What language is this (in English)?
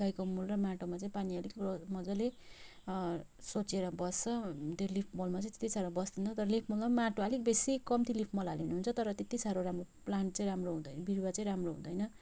Nepali